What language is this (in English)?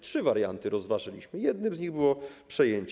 Polish